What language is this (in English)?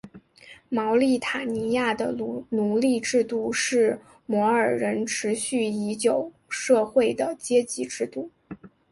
Chinese